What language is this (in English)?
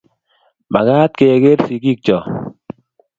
Kalenjin